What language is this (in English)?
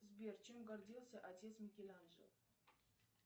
Russian